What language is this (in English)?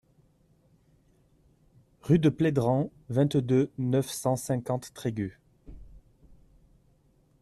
French